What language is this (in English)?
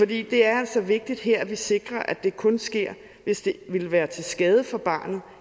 Danish